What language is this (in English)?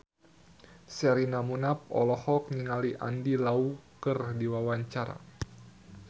Sundanese